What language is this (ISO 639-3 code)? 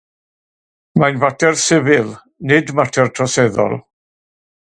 cym